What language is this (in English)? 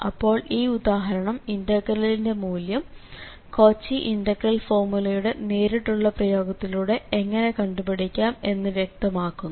Malayalam